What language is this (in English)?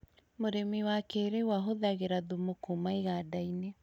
Kikuyu